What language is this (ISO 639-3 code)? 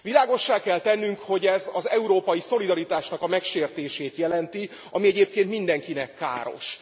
hun